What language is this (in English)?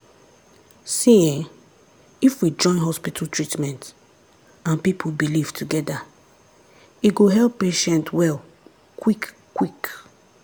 Nigerian Pidgin